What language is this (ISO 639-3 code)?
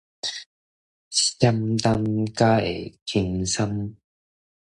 nan